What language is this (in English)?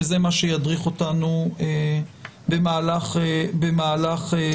Hebrew